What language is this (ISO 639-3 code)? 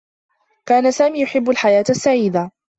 ara